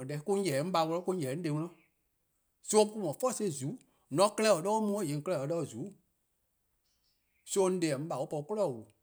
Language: Eastern Krahn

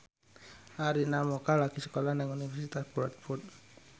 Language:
Javanese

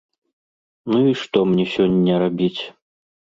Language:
Belarusian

